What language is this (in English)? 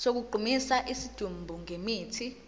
Zulu